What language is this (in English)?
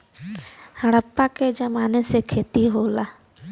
Bhojpuri